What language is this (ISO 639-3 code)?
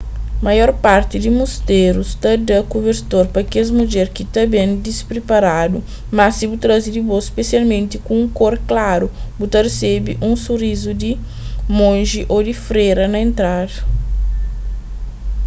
kea